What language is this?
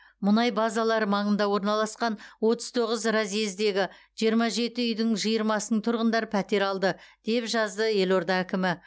Kazakh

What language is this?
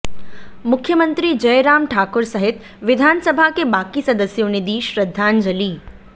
Hindi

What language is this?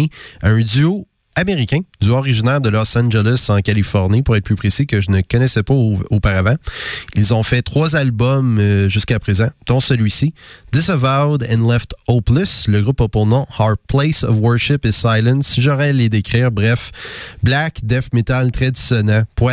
French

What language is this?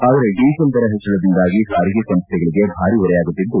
Kannada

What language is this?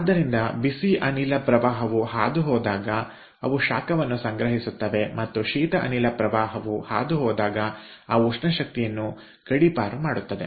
Kannada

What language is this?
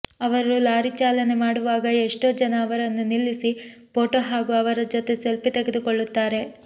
Kannada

